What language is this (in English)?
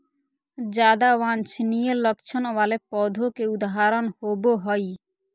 Magahi